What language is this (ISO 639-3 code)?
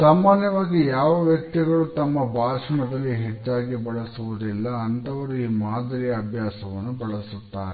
kan